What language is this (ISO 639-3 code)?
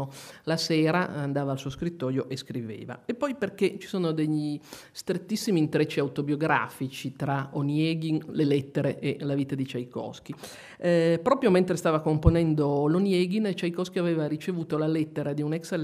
ita